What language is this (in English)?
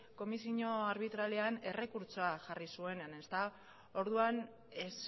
Basque